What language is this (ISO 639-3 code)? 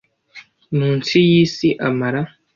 kin